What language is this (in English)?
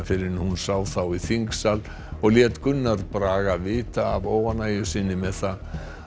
Icelandic